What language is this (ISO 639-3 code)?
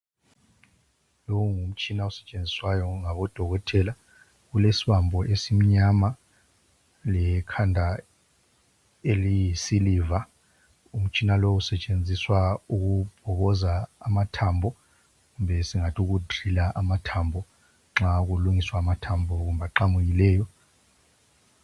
nde